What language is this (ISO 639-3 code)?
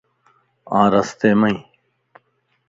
lss